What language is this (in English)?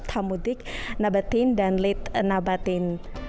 Indonesian